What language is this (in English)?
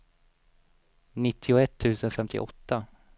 Swedish